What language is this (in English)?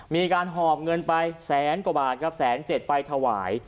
Thai